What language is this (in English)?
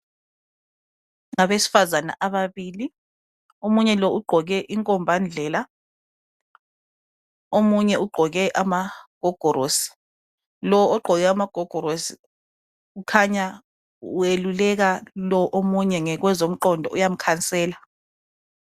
North Ndebele